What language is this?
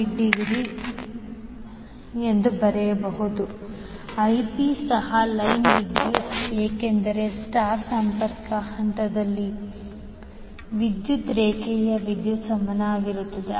Kannada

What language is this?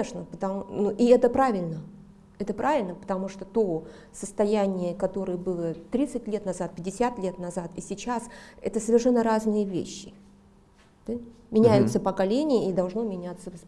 Russian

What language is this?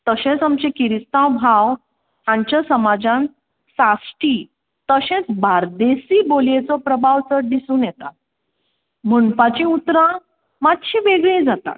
Konkani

